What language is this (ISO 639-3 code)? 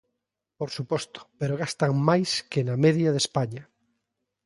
glg